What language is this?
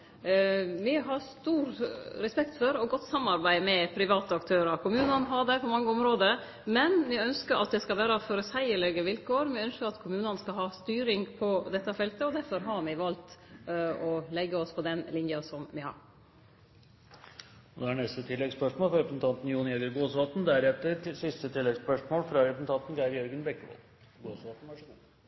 Norwegian Nynorsk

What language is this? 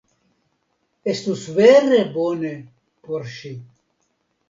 Esperanto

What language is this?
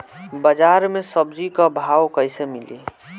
Bhojpuri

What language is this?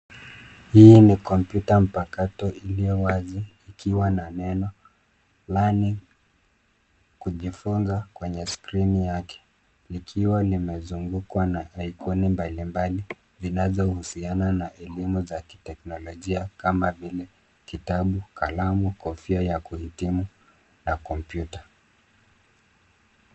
Swahili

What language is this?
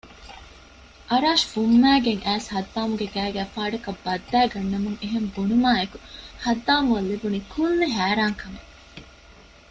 Divehi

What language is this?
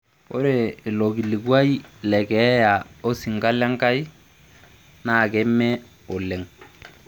Masai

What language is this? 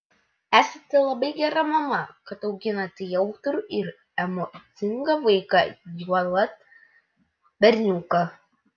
Lithuanian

